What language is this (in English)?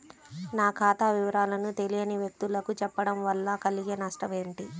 Telugu